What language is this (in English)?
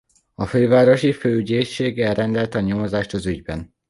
Hungarian